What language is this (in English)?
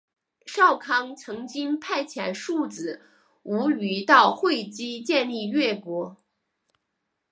Chinese